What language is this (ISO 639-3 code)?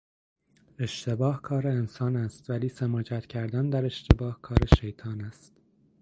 fas